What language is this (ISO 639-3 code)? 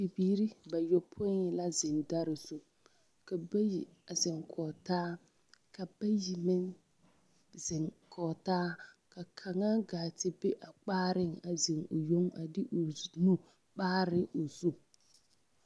dga